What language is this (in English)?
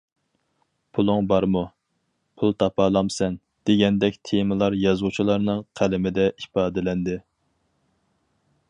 Uyghur